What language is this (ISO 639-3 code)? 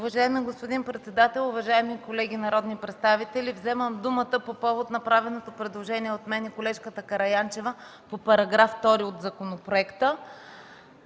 bul